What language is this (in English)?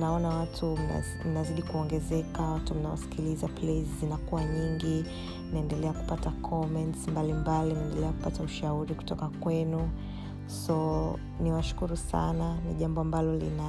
Swahili